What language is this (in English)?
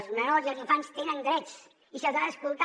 Catalan